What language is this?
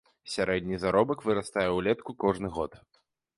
Belarusian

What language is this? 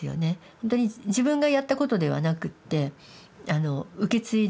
Japanese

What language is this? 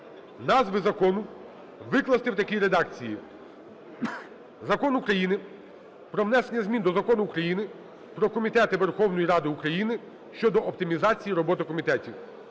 Ukrainian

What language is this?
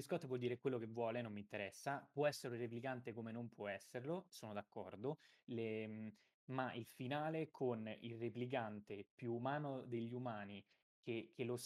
Italian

